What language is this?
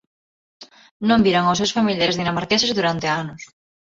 Galician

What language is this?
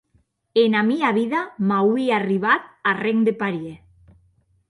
Occitan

